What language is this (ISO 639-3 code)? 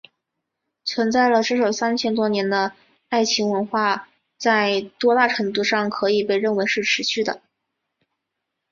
zho